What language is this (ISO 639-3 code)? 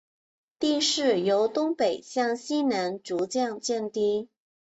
zho